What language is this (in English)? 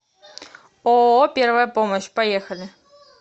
Russian